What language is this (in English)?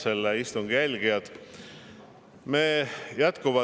Estonian